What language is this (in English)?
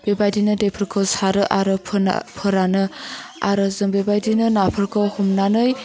Bodo